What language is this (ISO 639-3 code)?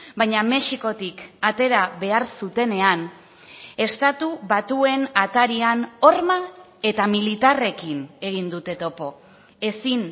eus